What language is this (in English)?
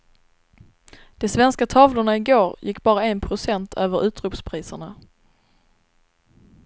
Swedish